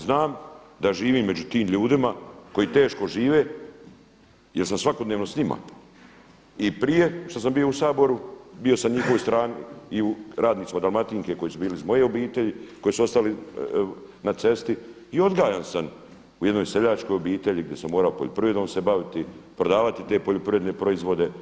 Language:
Croatian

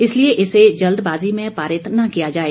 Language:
Hindi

